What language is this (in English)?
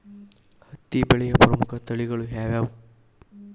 Kannada